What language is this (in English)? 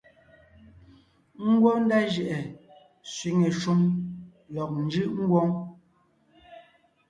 Ngiemboon